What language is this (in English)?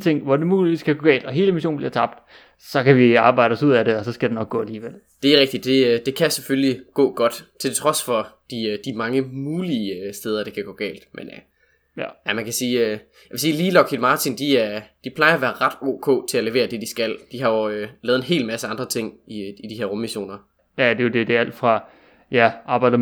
Danish